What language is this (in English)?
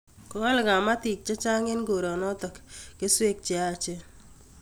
Kalenjin